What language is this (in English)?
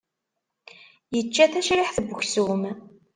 Kabyle